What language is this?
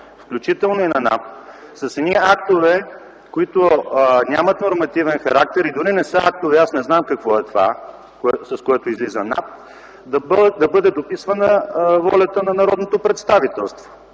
Bulgarian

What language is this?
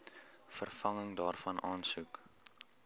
Afrikaans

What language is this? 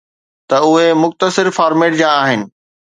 Sindhi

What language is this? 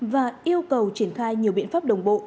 Vietnamese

